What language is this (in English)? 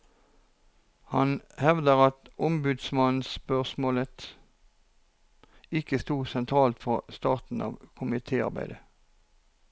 Norwegian